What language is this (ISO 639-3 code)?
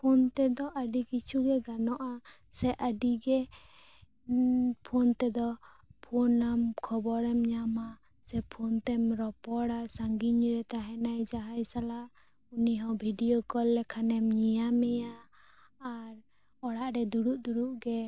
sat